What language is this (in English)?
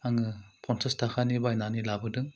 Bodo